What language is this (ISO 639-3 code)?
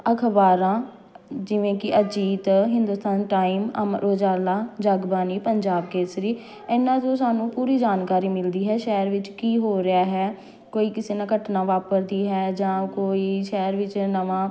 pan